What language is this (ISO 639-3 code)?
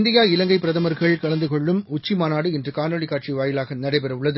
tam